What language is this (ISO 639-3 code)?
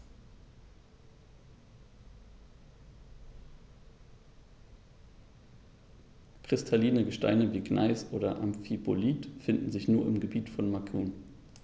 deu